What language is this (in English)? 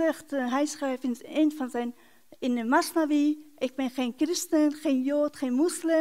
Dutch